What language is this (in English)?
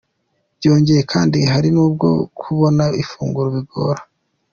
Kinyarwanda